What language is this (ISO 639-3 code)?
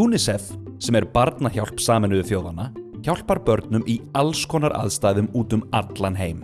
isl